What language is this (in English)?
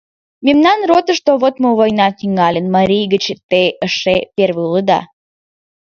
Mari